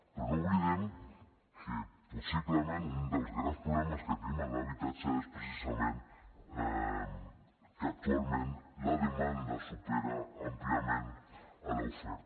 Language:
Catalan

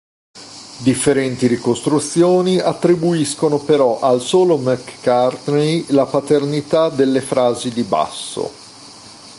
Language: Italian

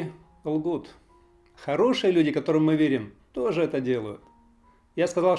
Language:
Russian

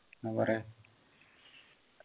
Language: Malayalam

